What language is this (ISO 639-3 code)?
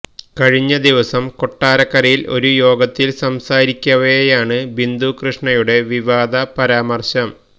mal